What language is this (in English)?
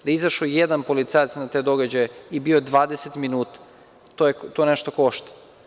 Serbian